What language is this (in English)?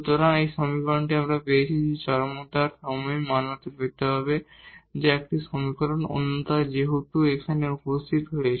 Bangla